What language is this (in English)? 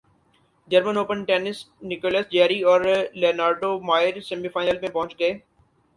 Urdu